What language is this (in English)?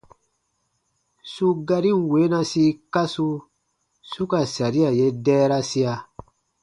Baatonum